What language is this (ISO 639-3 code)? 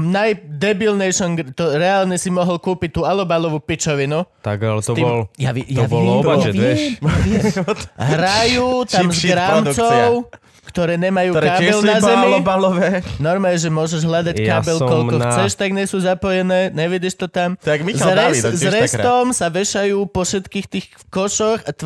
slk